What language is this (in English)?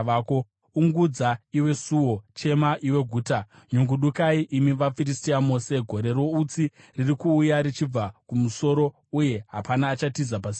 Shona